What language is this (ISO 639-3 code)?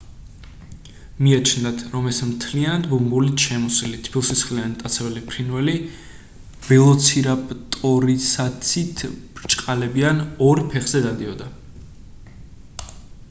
kat